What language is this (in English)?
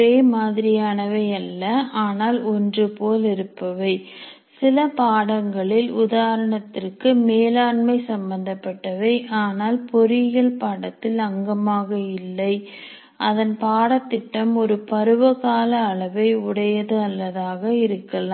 Tamil